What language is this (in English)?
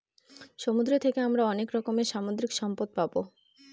Bangla